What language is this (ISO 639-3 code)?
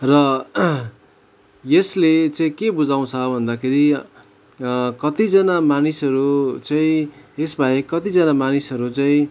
nep